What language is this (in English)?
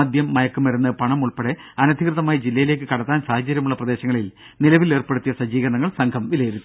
Malayalam